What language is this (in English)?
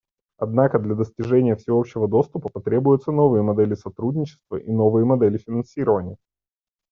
Russian